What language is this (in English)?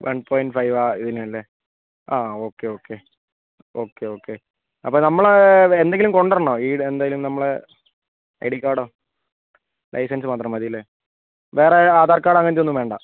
Malayalam